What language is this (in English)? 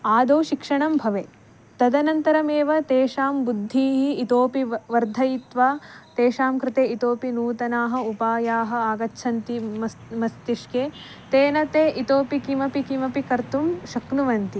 Sanskrit